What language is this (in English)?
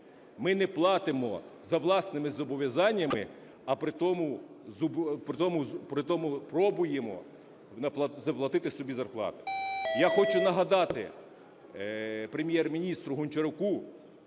Ukrainian